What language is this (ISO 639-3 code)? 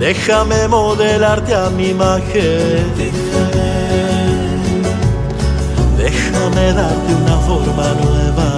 nor